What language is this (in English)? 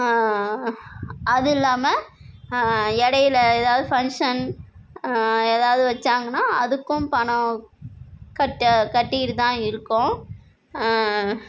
Tamil